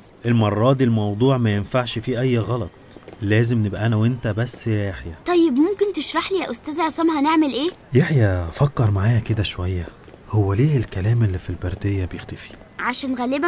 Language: Arabic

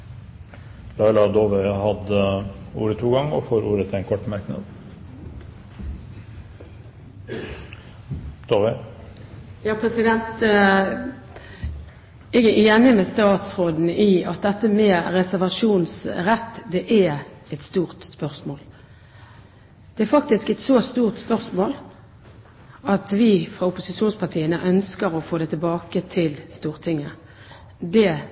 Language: Norwegian Bokmål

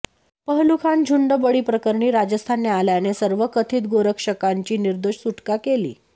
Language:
Marathi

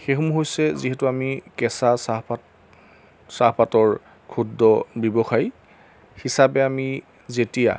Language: Assamese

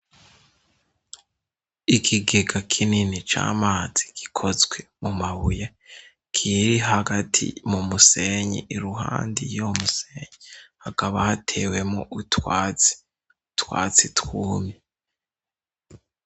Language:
Rundi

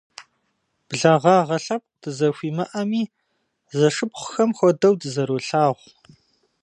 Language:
Kabardian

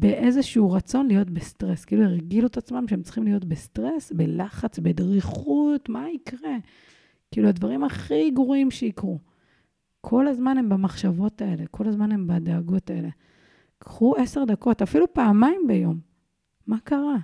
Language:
Hebrew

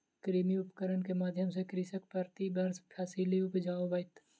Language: Maithili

